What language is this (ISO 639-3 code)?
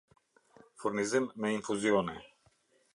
sqi